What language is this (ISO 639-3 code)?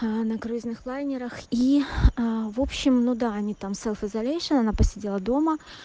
rus